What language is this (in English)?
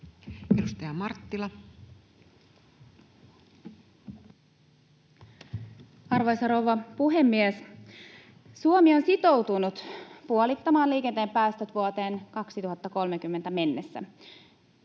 Finnish